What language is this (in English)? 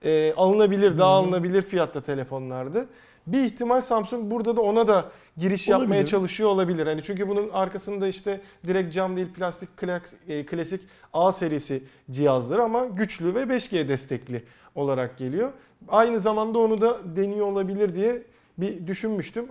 Turkish